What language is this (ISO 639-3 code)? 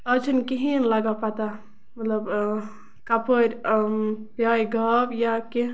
kas